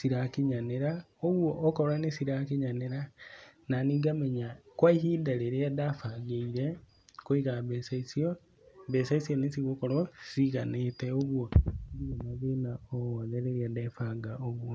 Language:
Kikuyu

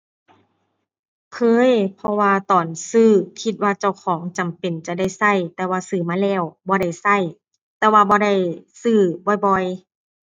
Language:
Thai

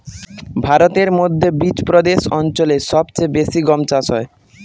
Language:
Bangla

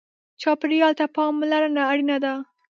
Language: Pashto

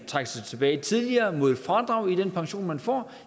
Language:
Danish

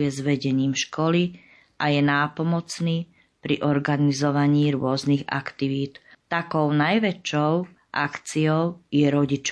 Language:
Slovak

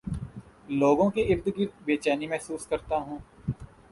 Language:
Urdu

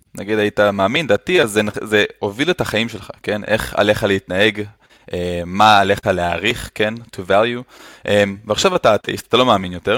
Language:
Hebrew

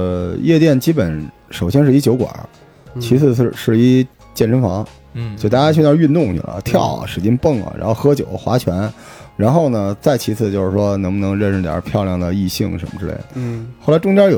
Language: Chinese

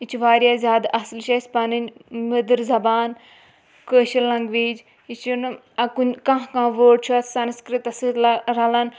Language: Kashmiri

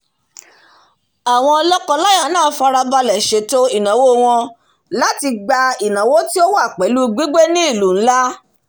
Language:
Yoruba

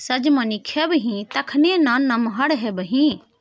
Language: Maithili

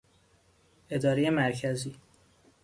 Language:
Persian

